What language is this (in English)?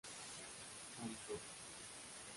Spanish